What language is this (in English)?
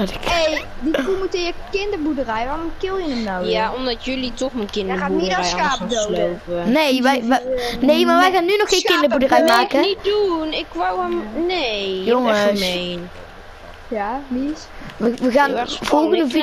Dutch